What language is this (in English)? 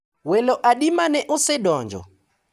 Luo (Kenya and Tanzania)